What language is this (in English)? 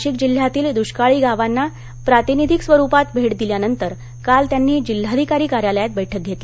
Marathi